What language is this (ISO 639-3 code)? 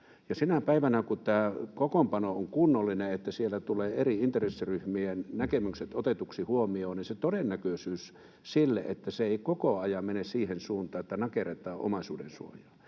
fin